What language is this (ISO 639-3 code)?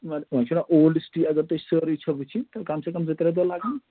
kas